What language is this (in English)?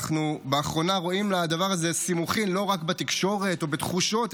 Hebrew